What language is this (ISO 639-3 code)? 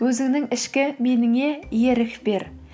kaz